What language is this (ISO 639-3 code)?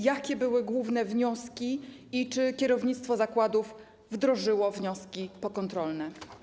pol